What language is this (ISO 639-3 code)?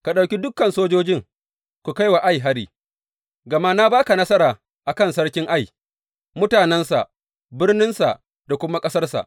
hau